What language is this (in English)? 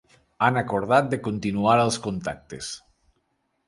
Catalan